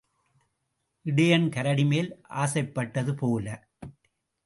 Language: Tamil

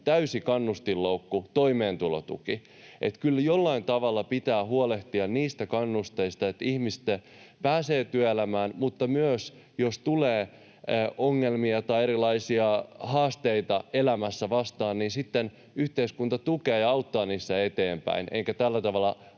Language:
Finnish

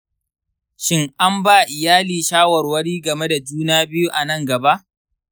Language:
Hausa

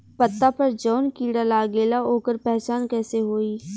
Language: Bhojpuri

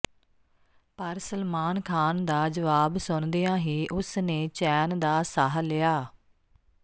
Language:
Punjabi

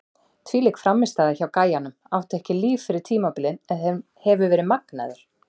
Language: Icelandic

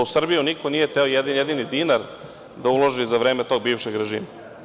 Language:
Serbian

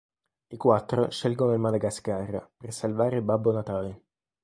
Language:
Italian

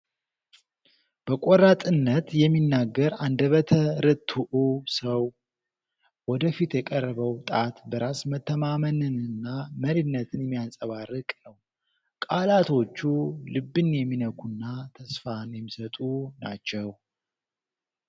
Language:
Amharic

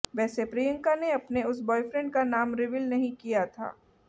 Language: Hindi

